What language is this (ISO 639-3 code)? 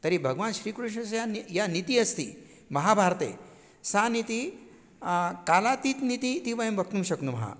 san